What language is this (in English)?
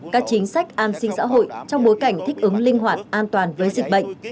Vietnamese